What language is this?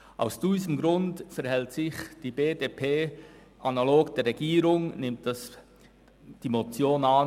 Swiss German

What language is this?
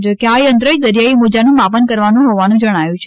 Gujarati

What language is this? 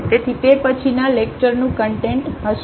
Gujarati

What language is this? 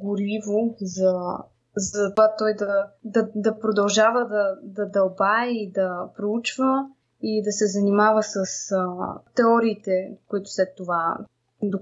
Bulgarian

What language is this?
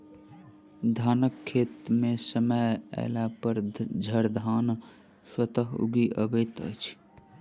Maithili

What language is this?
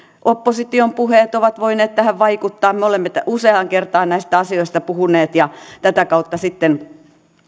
Finnish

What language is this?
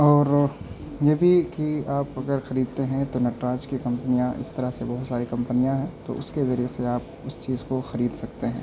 Urdu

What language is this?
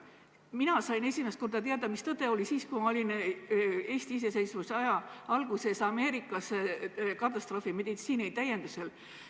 Estonian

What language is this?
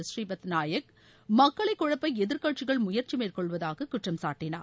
Tamil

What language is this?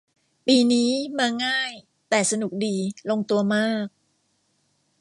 Thai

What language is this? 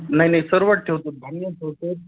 Marathi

